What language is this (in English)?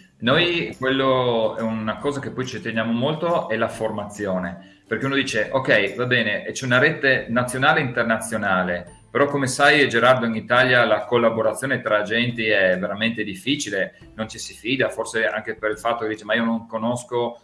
Italian